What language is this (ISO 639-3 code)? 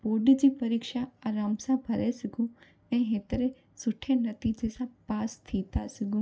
snd